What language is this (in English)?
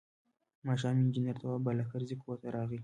Pashto